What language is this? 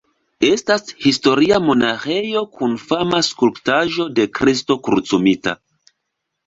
Esperanto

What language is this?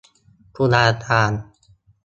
Thai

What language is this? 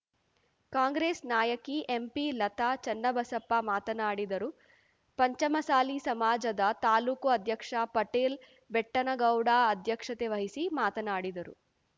Kannada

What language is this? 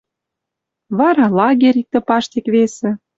Western Mari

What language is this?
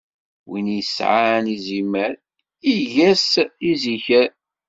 Kabyle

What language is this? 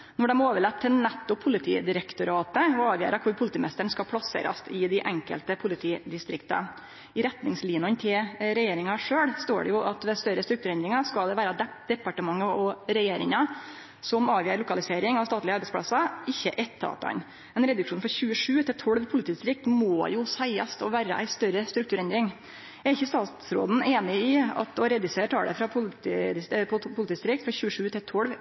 Norwegian Nynorsk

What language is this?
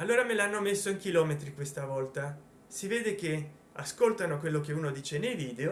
Italian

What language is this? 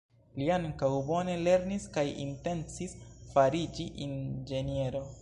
Esperanto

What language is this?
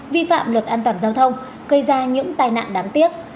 Vietnamese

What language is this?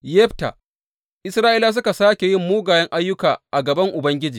Hausa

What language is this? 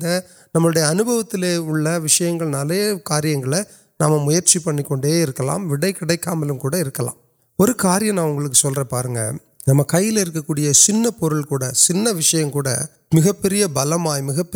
Urdu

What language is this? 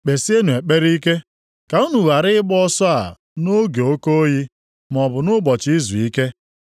Igbo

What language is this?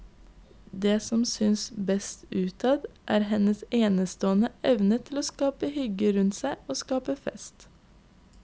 Norwegian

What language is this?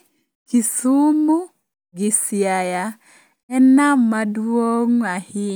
Luo (Kenya and Tanzania)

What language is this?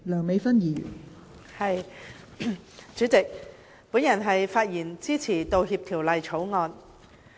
Cantonese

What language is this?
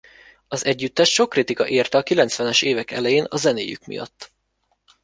Hungarian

